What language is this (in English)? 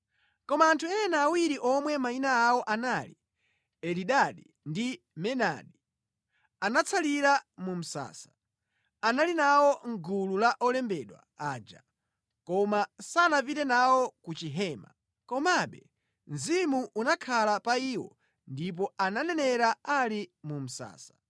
Nyanja